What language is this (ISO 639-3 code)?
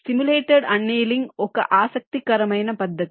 tel